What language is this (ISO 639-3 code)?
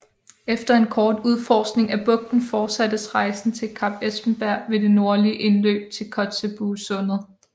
dan